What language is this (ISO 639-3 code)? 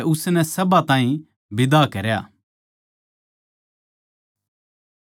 bgc